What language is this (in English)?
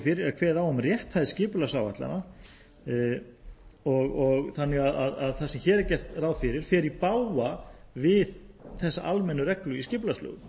Icelandic